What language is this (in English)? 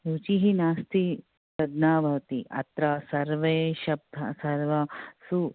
Sanskrit